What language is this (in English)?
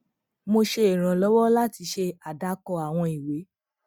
Yoruba